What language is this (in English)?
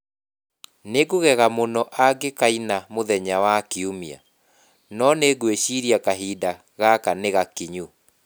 Kikuyu